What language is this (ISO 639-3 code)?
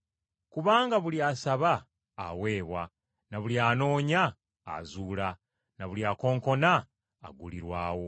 lug